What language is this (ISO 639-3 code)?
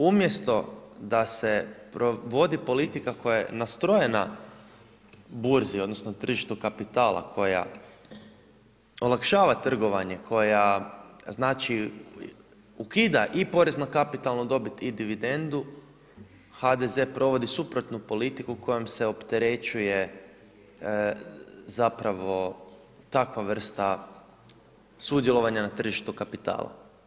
hrv